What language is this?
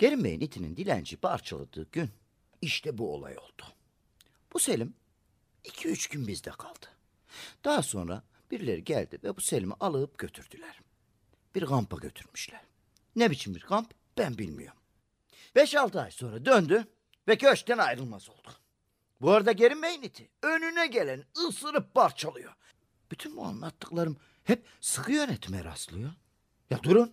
Turkish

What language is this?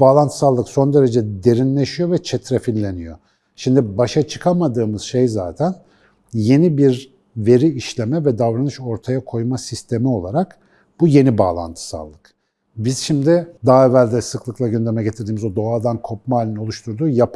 Turkish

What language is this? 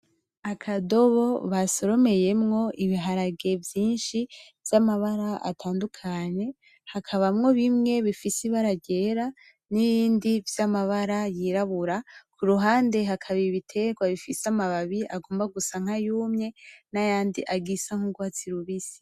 Rundi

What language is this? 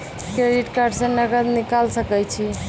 Maithili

